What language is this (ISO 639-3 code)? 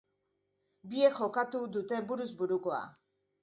eus